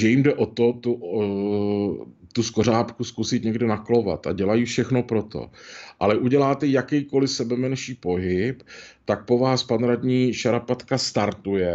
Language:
Czech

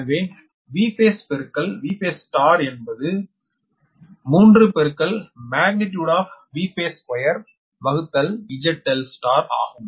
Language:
Tamil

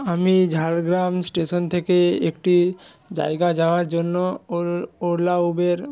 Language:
Bangla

